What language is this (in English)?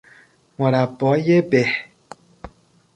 Persian